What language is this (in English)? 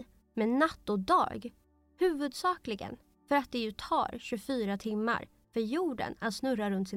Swedish